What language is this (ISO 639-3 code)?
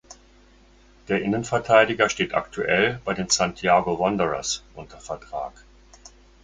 deu